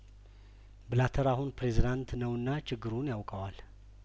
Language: Amharic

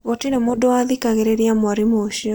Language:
Kikuyu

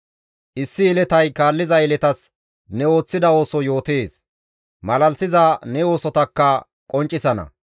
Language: Gamo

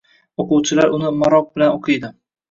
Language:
Uzbek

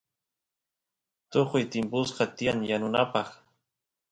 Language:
Santiago del Estero Quichua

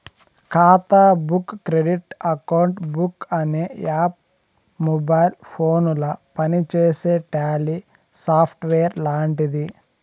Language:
Telugu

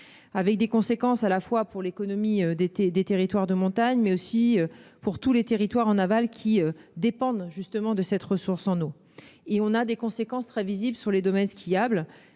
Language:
French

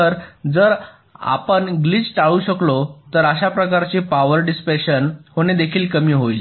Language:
Marathi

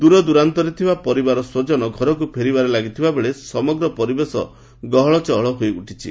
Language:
Odia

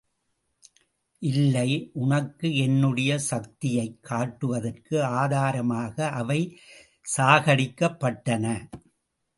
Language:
Tamil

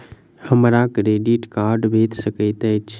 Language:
Maithili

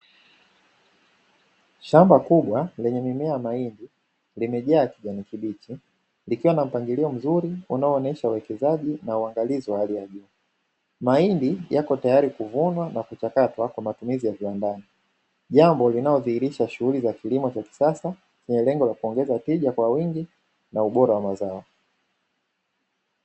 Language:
Swahili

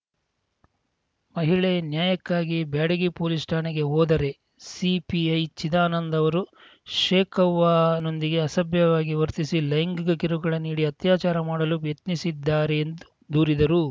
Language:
Kannada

